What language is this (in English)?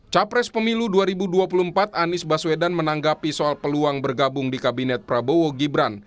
Indonesian